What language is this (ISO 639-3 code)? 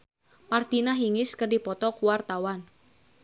sun